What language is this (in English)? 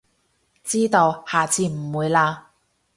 Cantonese